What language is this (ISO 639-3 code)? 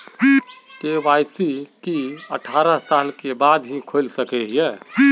mag